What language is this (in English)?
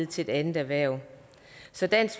Danish